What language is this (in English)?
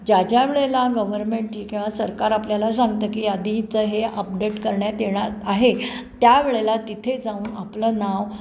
Marathi